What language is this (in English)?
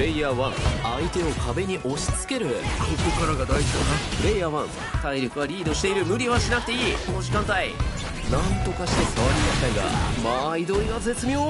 Japanese